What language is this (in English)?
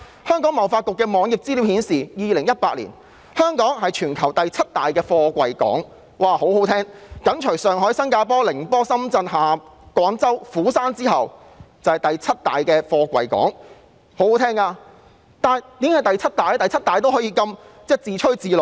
Cantonese